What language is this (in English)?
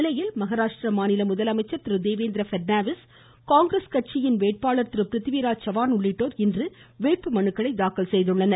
Tamil